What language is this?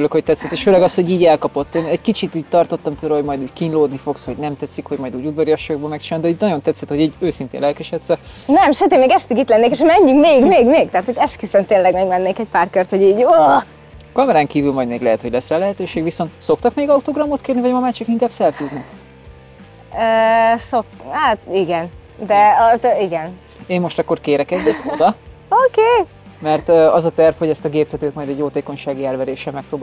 Hungarian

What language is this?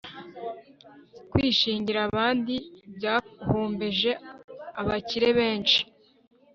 Kinyarwanda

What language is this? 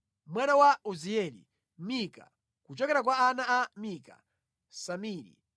Nyanja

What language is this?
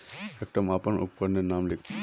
Magahi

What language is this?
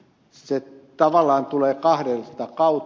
Finnish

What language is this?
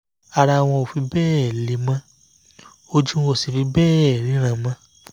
Yoruba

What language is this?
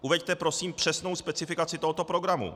Czech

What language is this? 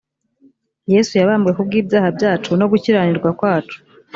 Kinyarwanda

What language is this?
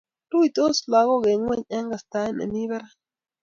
Kalenjin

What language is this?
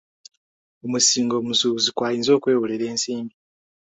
Ganda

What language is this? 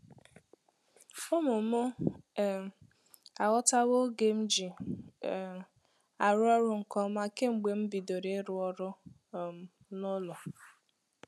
Igbo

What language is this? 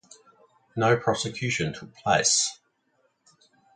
English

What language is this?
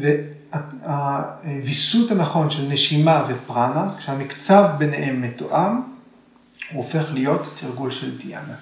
Hebrew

